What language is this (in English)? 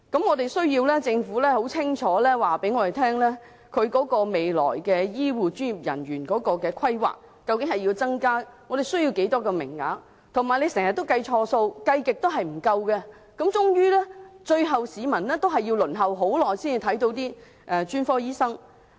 Cantonese